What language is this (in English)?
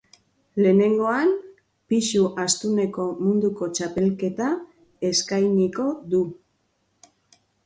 Basque